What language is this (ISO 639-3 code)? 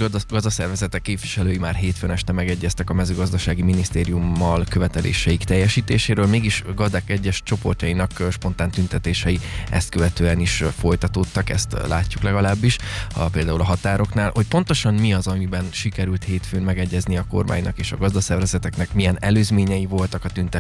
hun